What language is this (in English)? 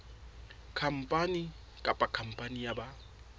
Southern Sotho